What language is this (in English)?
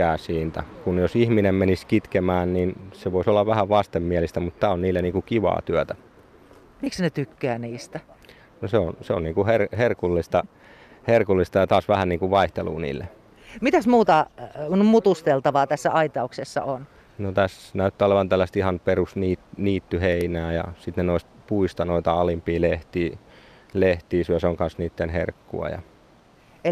Finnish